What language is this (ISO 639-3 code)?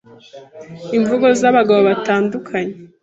kin